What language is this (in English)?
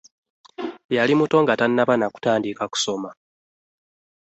Ganda